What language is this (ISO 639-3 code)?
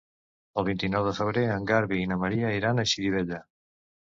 cat